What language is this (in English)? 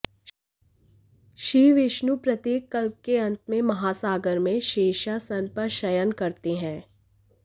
Hindi